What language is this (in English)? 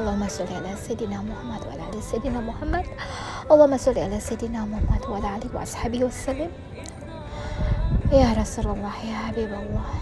Indonesian